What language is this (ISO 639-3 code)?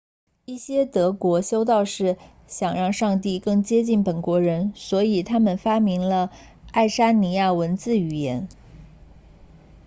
zho